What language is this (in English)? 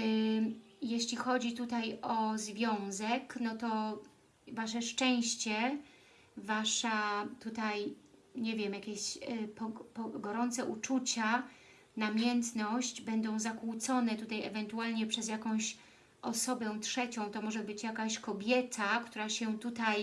Polish